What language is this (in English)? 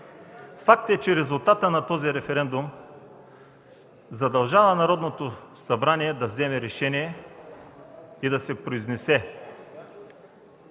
Bulgarian